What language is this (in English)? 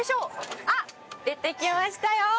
Japanese